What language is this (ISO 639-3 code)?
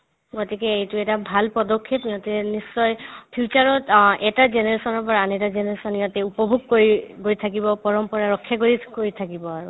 asm